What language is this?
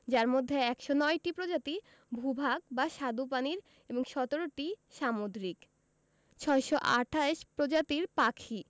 Bangla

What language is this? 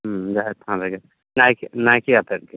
Santali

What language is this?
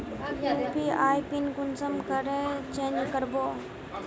Magahi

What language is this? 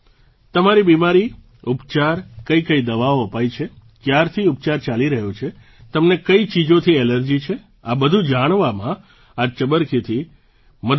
Gujarati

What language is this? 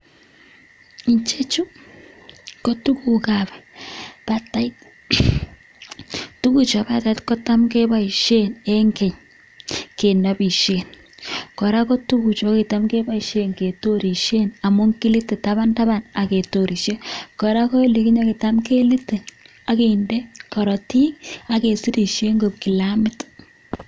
Kalenjin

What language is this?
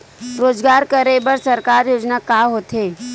Chhattisgarhi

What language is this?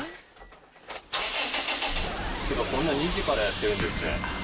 Japanese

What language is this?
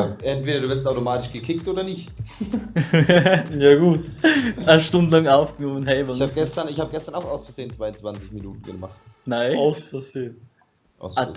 German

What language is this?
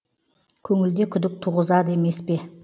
Kazakh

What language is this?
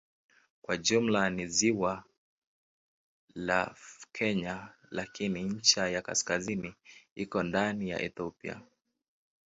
Swahili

